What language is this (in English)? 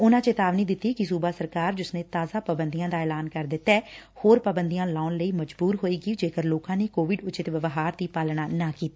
Punjabi